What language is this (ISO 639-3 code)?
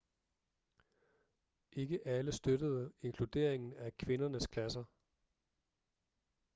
dan